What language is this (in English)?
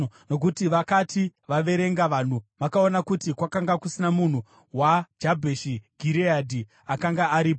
Shona